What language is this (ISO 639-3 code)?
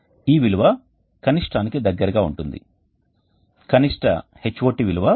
tel